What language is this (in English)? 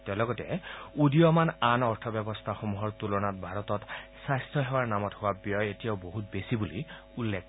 Assamese